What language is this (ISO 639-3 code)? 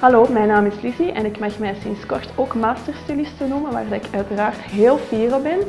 nld